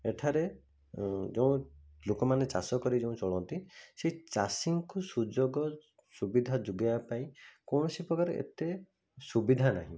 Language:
Odia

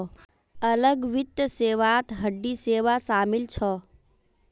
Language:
Magahi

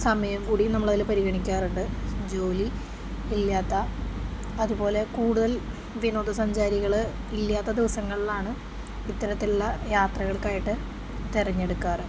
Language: Malayalam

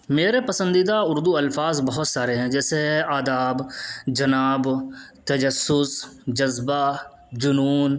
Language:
Urdu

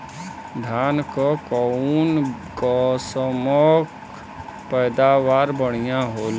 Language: Bhojpuri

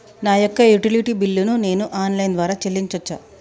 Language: Telugu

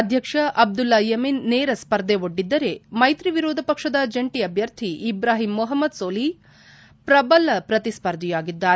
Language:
Kannada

